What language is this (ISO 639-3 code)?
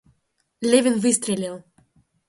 rus